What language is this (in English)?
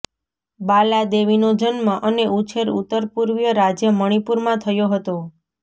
Gujarati